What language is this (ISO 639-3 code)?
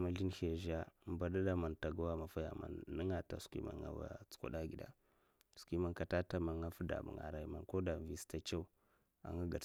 maf